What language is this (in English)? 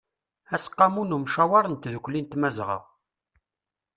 Kabyle